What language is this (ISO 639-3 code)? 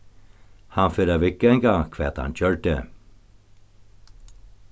fao